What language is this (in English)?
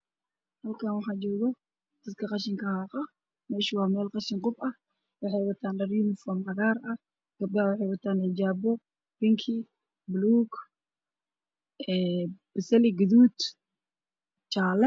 Somali